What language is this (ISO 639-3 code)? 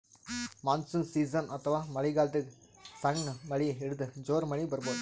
kan